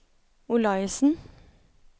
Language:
Norwegian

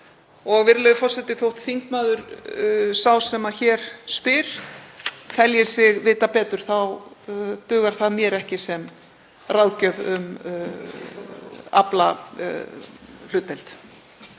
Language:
Icelandic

